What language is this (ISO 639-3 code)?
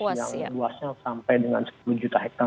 ind